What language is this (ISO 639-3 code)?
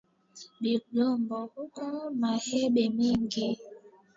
swa